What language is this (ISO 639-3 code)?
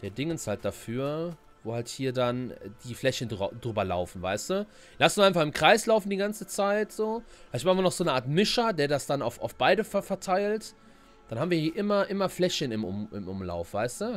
deu